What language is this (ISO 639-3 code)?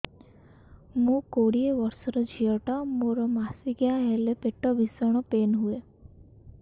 ori